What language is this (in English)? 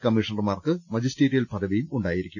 Malayalam